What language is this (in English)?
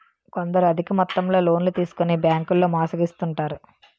Telugu